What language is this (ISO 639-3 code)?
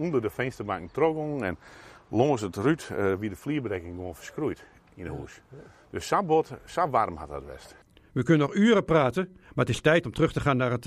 nld